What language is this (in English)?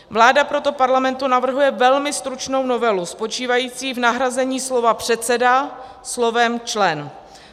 Czech